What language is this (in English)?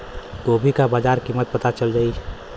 Bhojpuri